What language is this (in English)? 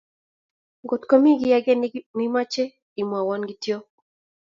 Kalenjin